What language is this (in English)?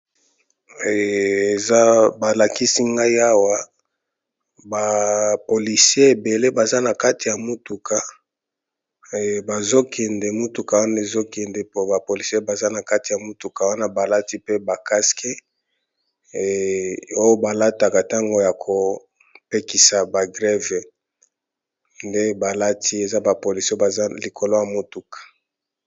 Lingala